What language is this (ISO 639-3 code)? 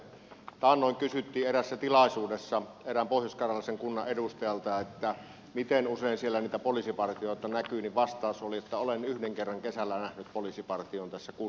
fin